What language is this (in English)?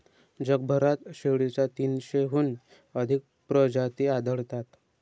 Marathi